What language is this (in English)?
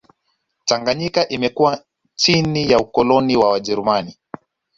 Swahili